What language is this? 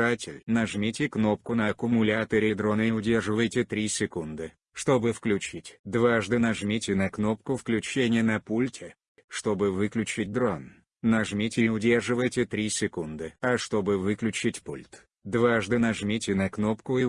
Russian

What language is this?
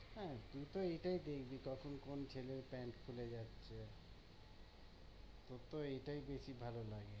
Bangla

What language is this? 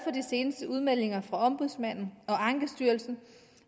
Danish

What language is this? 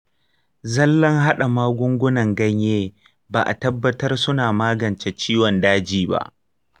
Hausa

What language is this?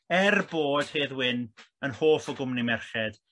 Welsh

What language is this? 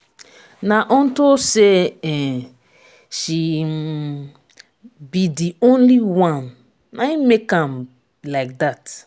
Nigerian Pidgin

